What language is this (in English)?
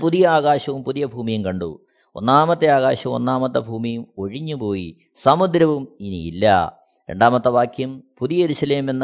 Malayalam